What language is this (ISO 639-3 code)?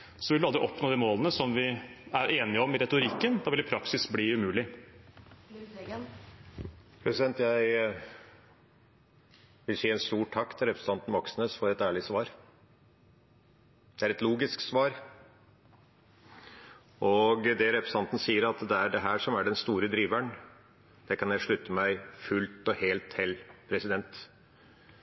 nob